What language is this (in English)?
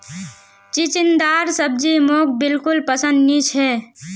Magahi